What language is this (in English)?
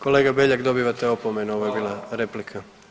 Croatian